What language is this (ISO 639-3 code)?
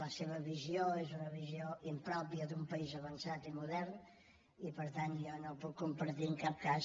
cat